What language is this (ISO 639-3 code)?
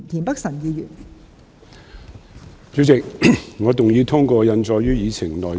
yue